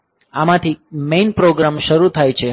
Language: Gujarati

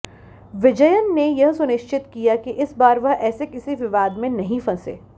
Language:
Hindi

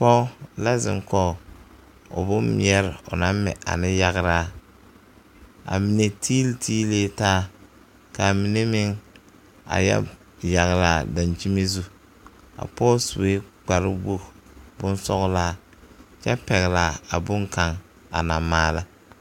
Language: Southern Dagaare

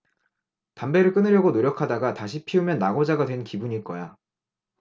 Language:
Korean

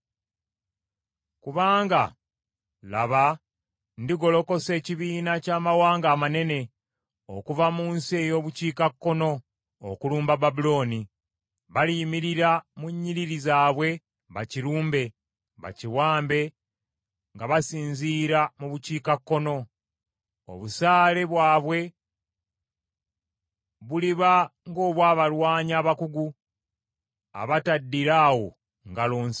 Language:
Ganda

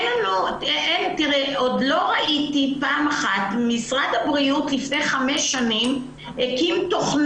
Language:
Hebrew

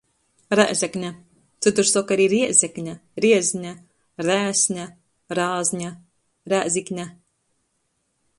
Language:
Latgalian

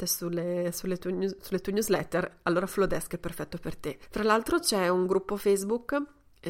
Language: Italian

